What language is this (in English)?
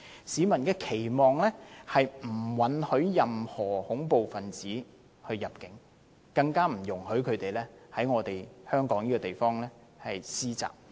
Cantonese